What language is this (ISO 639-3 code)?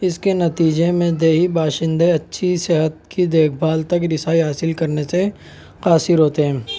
urd